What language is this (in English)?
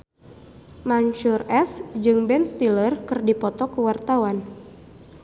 Sundanese